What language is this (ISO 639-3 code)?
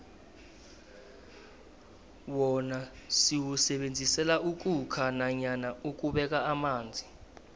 nbl